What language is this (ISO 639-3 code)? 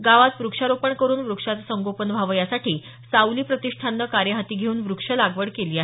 mar